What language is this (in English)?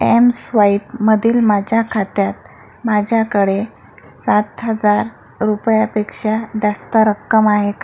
Marathi